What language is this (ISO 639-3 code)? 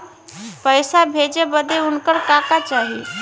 bho